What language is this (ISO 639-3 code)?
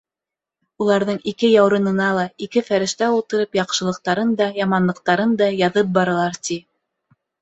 bak